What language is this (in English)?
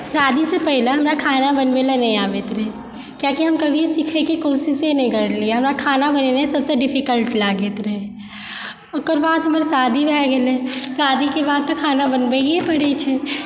Maithili